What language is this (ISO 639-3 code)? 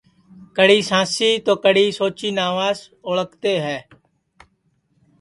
ssi